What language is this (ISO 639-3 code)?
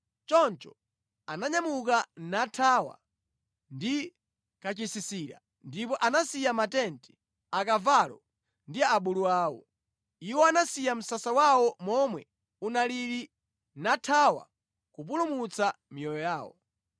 nya